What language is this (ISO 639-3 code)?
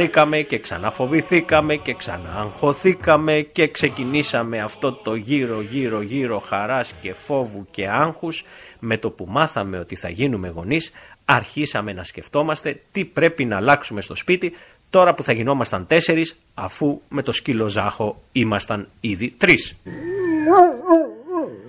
ell